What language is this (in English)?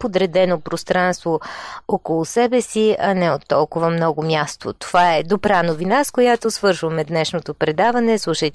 Bulgarian